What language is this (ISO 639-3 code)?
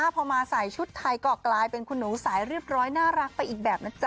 tha